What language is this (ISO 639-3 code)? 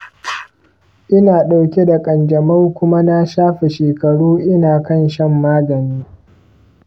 hau